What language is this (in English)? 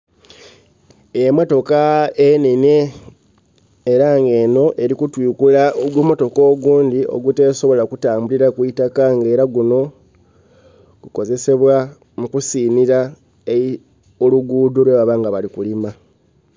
Soga